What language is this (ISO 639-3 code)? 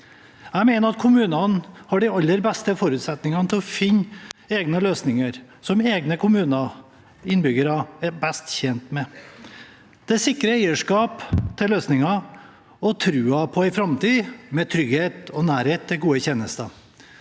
nor